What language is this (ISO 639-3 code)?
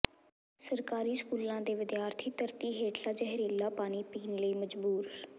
pan